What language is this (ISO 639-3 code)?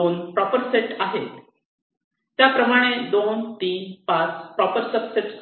mar